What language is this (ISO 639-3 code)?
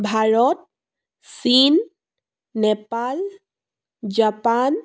asm